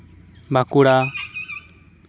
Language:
Santali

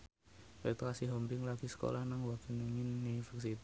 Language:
Javanese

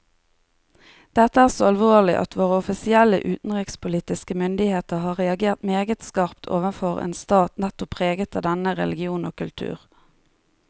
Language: Norwegian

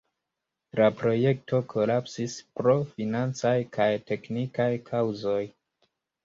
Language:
Esperanto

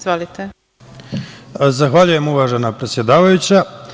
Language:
Serbian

